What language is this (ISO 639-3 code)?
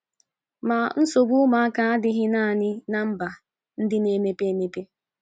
ibo